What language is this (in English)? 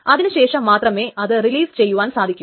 Malayalam